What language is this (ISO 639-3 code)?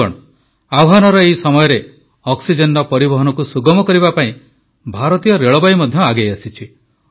ori